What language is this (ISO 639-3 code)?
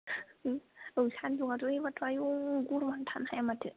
brx